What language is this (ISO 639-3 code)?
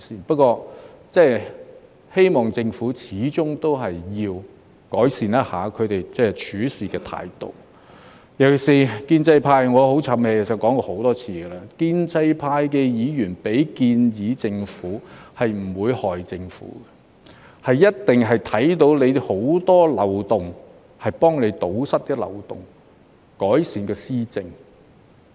yue